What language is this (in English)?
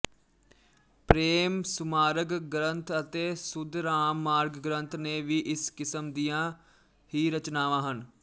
Punjabi